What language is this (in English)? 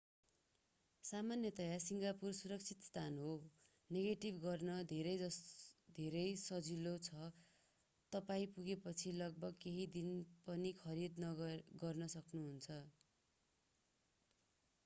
Nepali